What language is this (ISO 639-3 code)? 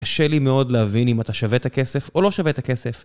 heb